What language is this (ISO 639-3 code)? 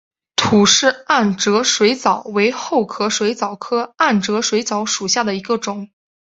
zho